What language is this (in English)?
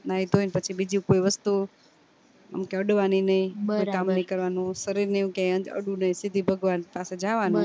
Gujarati